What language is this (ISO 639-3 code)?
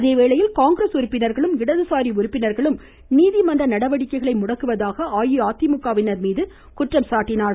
tam